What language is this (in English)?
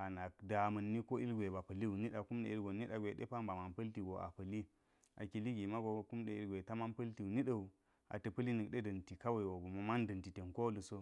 Geji